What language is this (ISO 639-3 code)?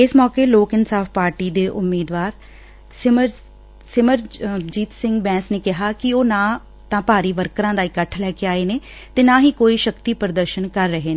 pan